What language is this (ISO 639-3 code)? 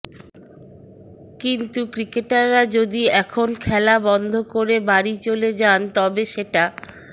ben